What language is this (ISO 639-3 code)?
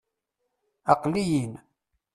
kab